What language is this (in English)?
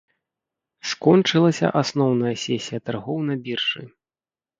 Belarusian